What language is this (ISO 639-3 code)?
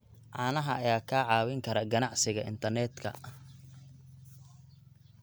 som